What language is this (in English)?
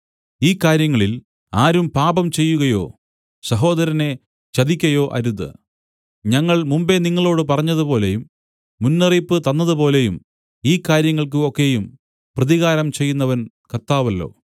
Malayalam